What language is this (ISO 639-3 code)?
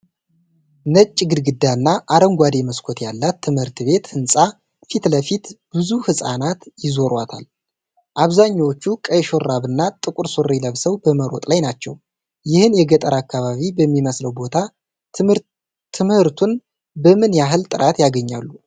amh